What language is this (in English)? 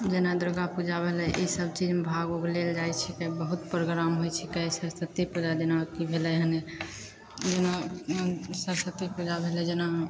Maithili